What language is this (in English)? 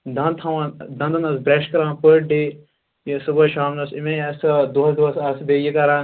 Kashmiri